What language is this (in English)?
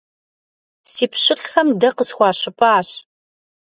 Kabardian